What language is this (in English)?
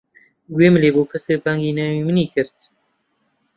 Central Kurdish